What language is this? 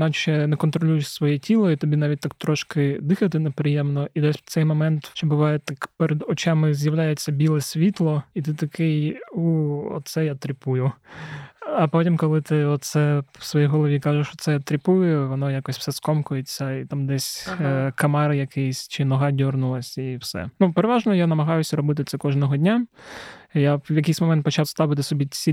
Ukrainian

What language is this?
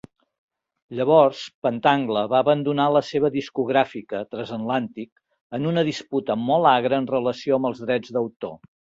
Catalan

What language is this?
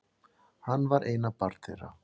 Icelandic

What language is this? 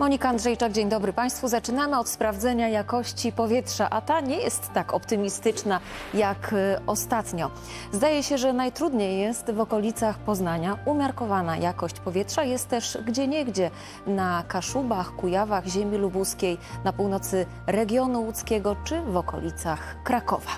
Polish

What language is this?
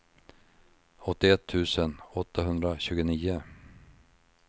Swedish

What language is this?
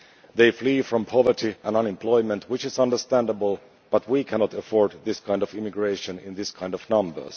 English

